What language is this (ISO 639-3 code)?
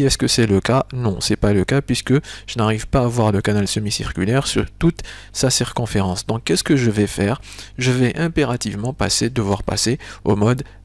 fra